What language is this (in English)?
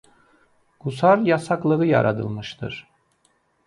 Azerbaijani